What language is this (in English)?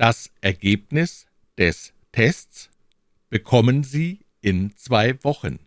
German